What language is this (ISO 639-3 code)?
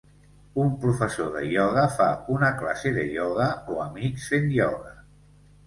cat